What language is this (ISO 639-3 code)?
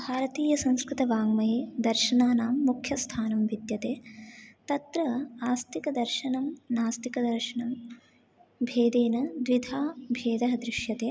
san